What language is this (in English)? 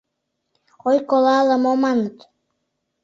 Mari